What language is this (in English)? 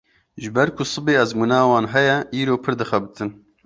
Kurdish